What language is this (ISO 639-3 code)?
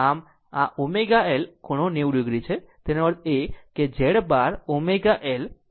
guj